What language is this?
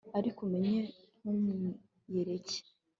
Kinyarwanda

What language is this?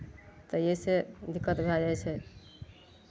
Maithili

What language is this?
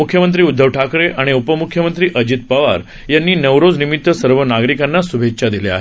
Marathi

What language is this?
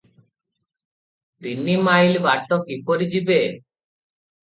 Odia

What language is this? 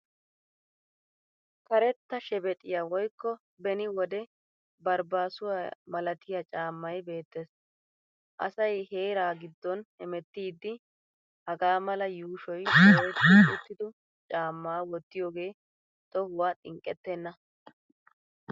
Wolaytta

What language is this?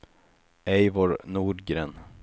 Swedish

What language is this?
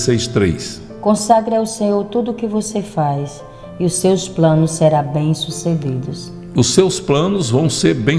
Portuguese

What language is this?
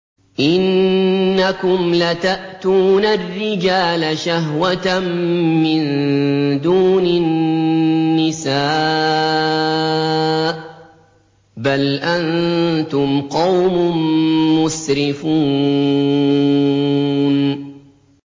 Arabic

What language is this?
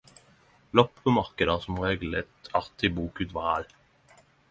Norwegian Nynorsk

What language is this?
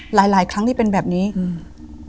Thai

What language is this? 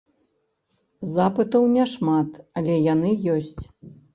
Belarusian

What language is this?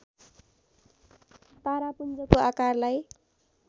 Nepali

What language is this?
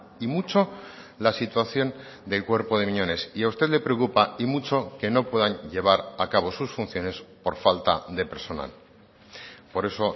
Spanish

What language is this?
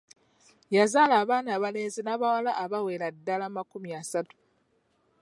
Ganda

